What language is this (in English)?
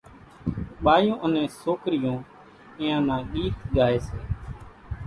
Kachi Koli